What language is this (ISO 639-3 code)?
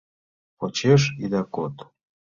chm